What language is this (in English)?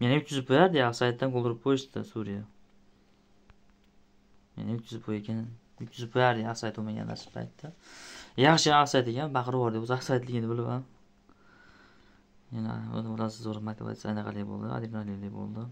Turkish